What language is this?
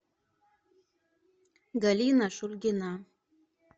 Russian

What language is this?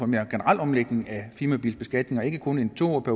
Danish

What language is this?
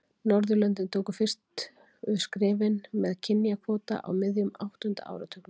Icelandic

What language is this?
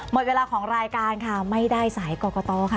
Thai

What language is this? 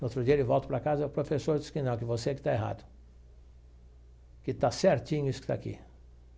Portuguese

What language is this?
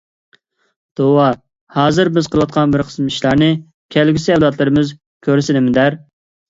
Uyghur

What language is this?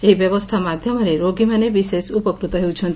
Odia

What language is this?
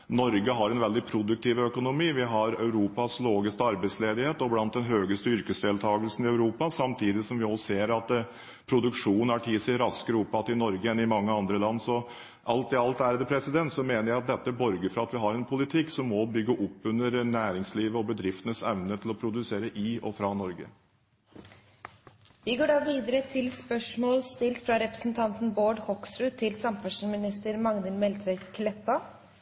Norwegian Bokmål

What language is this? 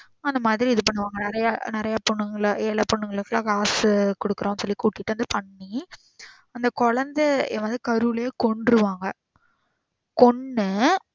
Tamil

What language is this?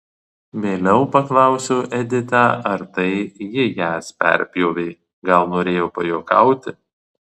Lithuanian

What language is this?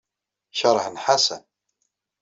Kabyle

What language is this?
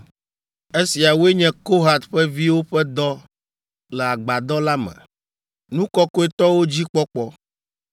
Ewe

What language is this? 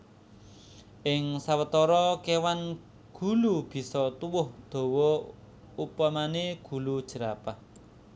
Javanese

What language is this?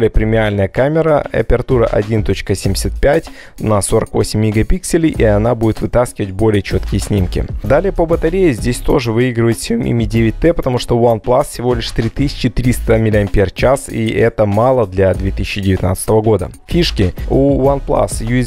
Russian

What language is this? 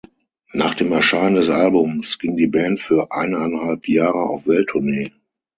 German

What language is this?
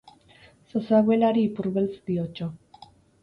Basque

